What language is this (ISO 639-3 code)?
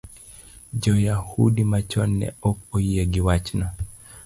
luo